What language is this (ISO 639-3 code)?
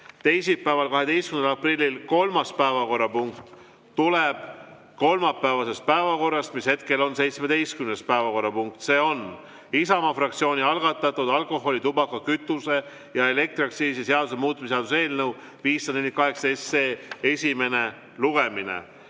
est